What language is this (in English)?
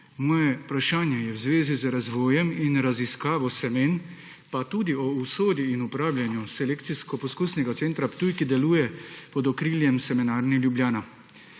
Slovenian